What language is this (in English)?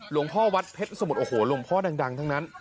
Thai